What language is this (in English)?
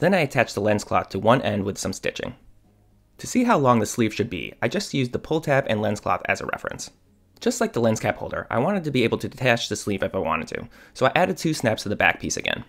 English